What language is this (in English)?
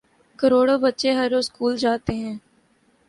Urdu